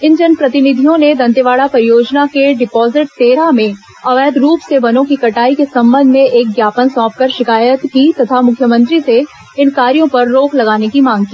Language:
Hindi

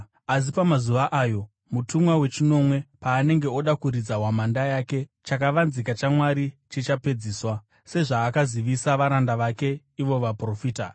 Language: Shona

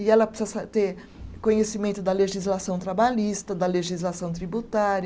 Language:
Portuguese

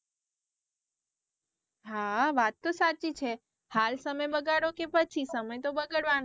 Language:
Gujarati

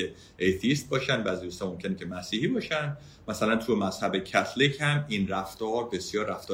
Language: Persian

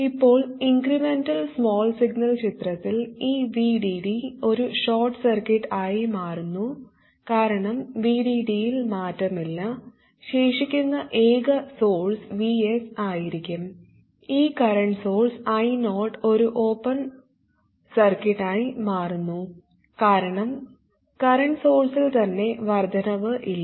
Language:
Malayalam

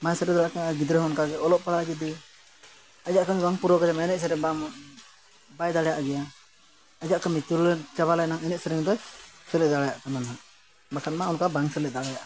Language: Santali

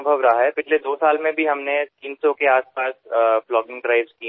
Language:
Marathi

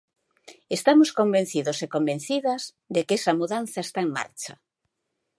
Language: Galician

